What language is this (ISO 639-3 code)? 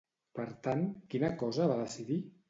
cat